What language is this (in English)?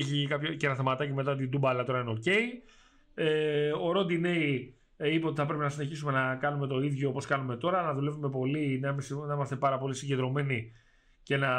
Greek